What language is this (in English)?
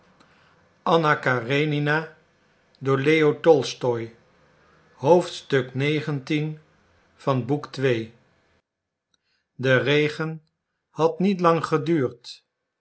Dutch